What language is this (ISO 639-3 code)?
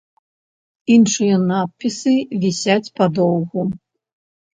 bel